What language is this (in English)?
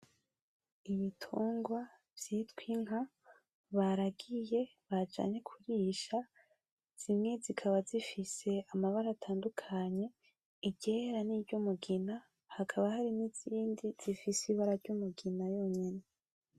Rundi